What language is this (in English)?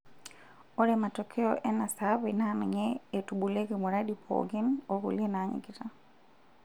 Masai